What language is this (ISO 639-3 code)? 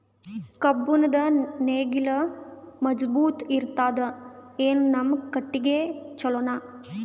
kan